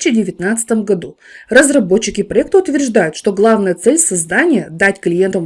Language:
Russian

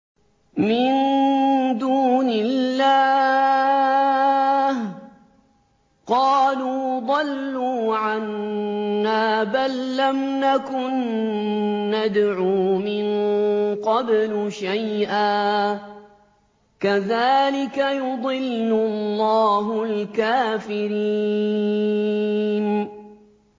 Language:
Arabic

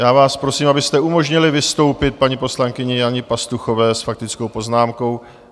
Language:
Czech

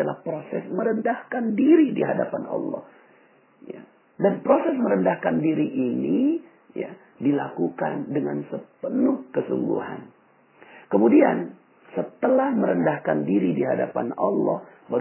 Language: Indonesian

